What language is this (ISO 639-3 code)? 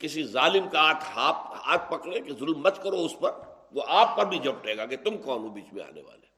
urd